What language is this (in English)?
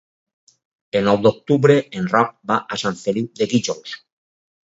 Catalan